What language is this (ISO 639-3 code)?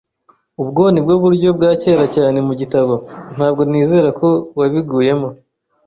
kin